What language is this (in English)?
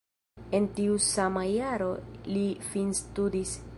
Esperanto